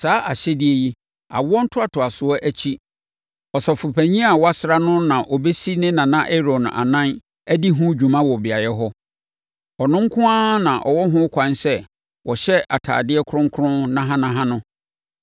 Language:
Akan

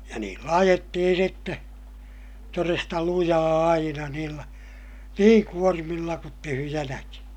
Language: Finnish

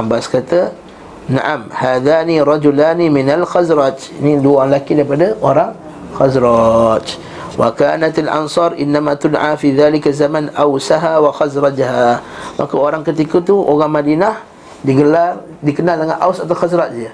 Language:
Malay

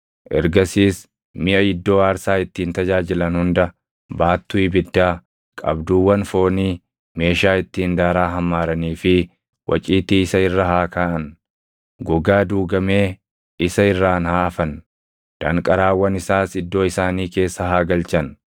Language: Oromo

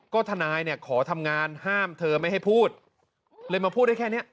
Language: Thai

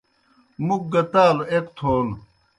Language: Kohistani Shina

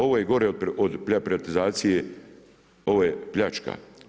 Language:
Croatian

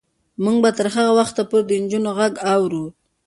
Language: Pashto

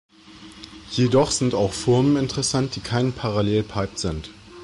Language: German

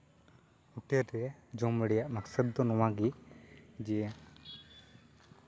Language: Santali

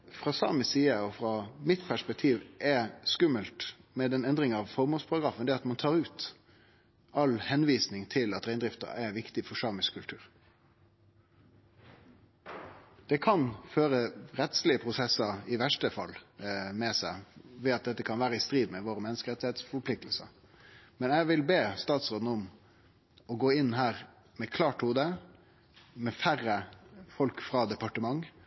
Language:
Norwegian Nynorsk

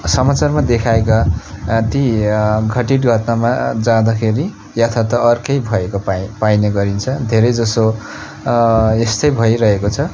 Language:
Nepali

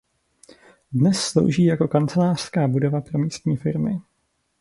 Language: Czech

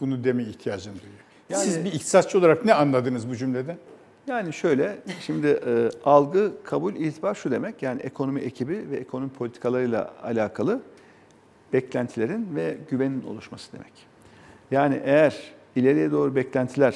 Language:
Turkish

